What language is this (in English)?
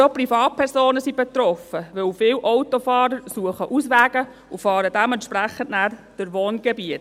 Swiss German